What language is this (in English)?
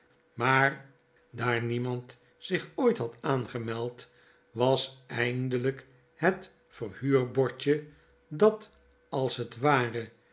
Dutch